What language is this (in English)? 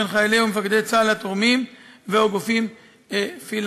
Hebrew